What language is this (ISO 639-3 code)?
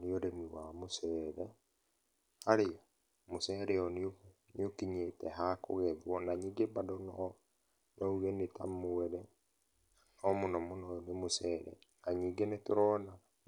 kik